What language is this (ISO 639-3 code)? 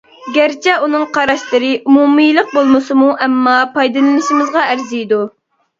uig